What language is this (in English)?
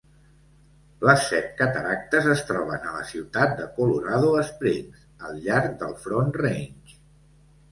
Catalan